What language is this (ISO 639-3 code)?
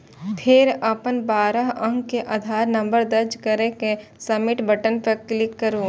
mai